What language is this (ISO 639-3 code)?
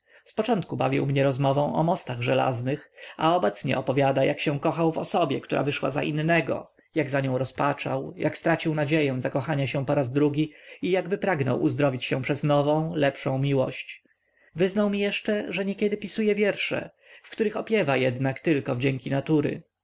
pol